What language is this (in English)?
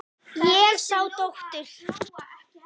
Icelandic